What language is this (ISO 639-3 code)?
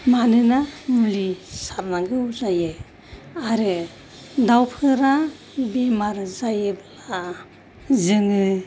brx